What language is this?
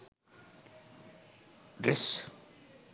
Sinhala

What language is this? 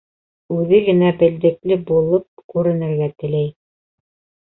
Bashkir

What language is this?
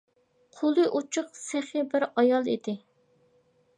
Uyghur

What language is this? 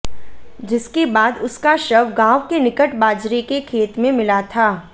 Hindi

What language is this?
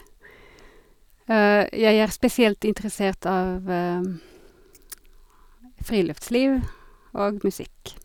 Norwegian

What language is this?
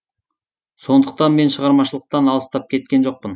Kazakh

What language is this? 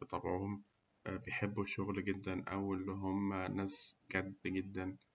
Egyptian Arabic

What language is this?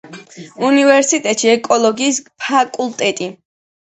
Georgian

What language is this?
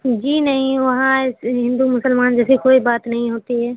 Urdu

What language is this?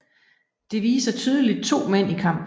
Danish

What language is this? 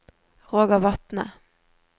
Norwegian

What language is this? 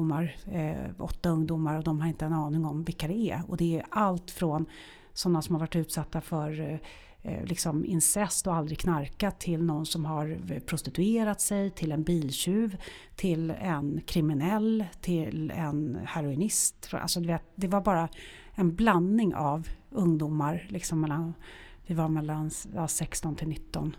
Swedish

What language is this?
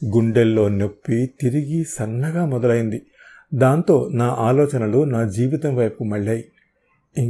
Telugu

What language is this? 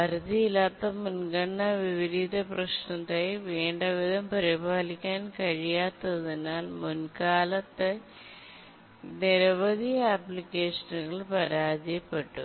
Malayalam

